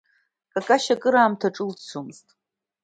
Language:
Abkhazian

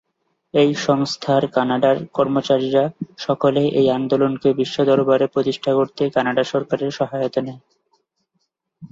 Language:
Bangla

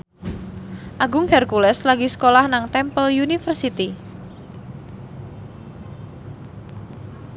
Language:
Javanese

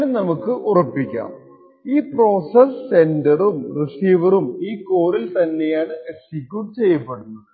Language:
Malayalam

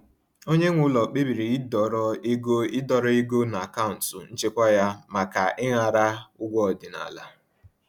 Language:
Igbo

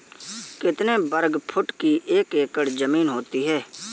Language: Hindi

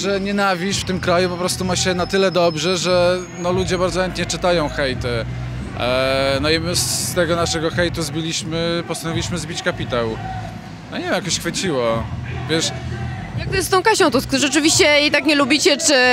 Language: Polish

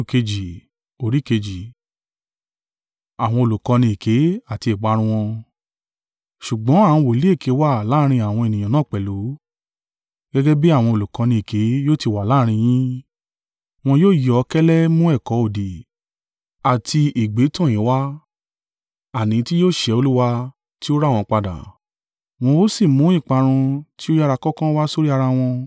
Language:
Yoruba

